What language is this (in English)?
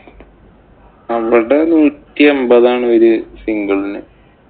Malayalam